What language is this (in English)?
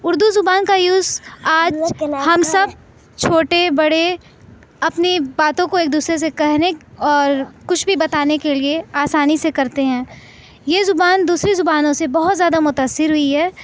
Urdu